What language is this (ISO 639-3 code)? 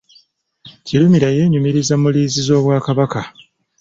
lug